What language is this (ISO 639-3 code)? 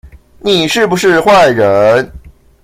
zho